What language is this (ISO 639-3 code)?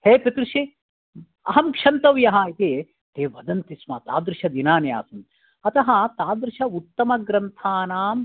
san